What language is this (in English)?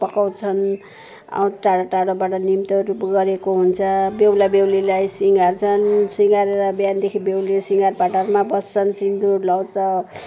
Nepali